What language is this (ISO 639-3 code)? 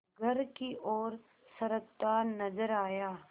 hin